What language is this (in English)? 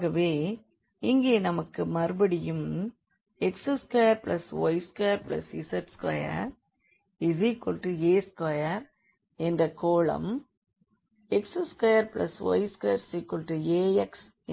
Tamil